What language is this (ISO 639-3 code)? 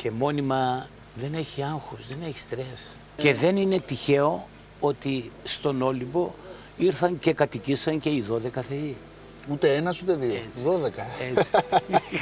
ell